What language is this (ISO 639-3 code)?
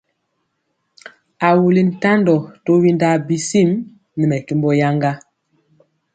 mcx